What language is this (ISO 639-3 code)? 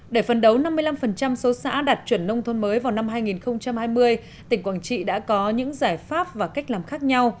vie